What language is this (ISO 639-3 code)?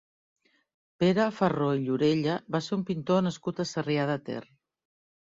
cat